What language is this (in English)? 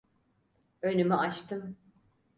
Turkish